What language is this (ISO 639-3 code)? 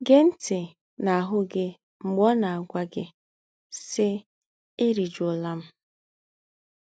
ibo